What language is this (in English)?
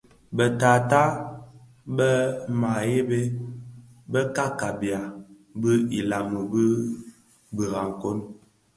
Bafia